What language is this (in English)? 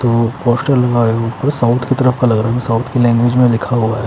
Hindi